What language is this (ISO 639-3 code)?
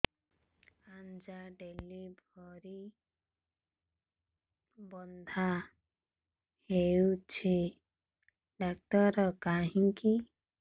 ori